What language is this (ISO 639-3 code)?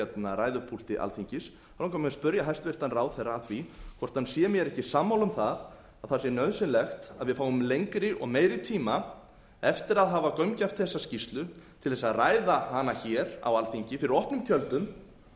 isl